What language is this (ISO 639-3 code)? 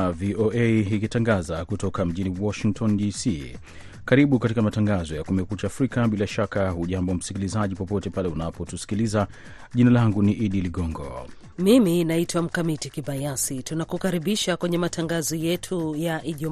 swa